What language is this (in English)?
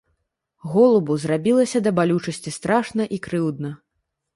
Belarusian